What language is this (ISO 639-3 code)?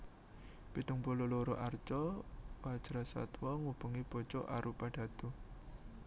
jav